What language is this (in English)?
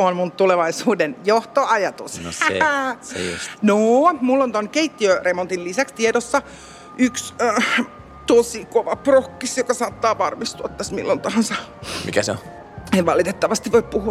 Finnish